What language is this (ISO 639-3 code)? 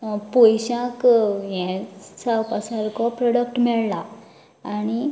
kok